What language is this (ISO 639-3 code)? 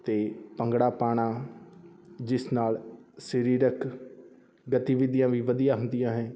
pan